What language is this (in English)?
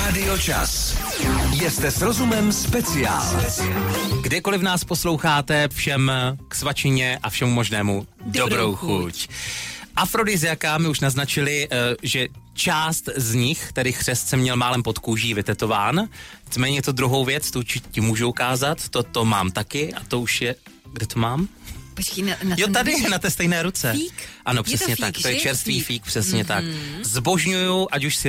Czech